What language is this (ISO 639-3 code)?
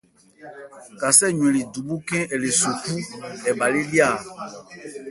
ebr